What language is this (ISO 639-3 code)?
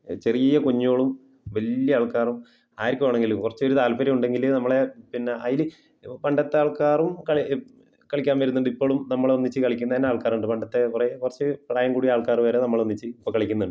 mal